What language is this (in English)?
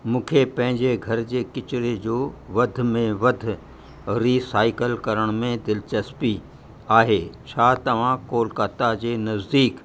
Sindhi